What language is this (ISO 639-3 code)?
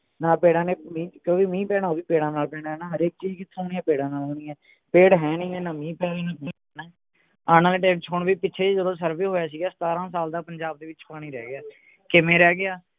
pan